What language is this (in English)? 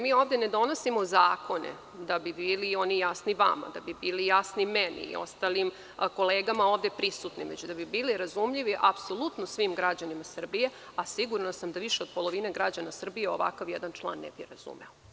Serbian